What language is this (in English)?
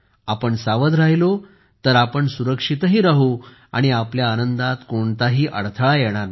Marathi